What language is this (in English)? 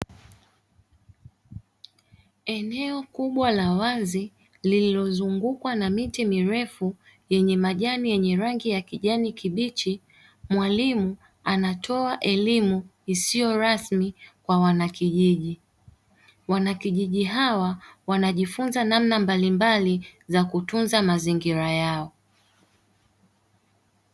Swahili